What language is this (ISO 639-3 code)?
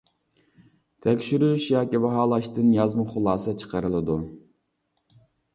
uig